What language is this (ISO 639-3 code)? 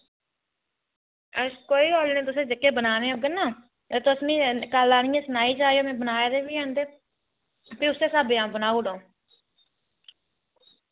doi